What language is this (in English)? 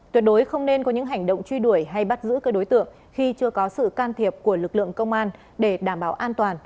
Vietnamese